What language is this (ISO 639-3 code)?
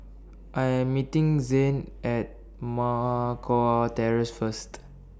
eng